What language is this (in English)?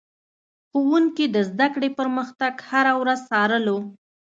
Pashto